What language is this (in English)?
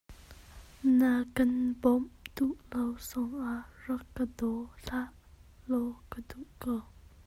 Hakha Chin